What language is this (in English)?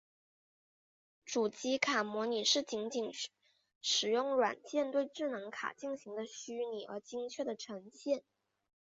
Chinese